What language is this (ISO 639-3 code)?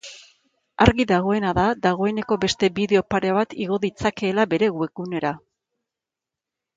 eus